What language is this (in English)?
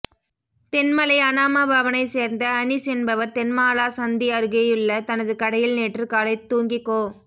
Tamil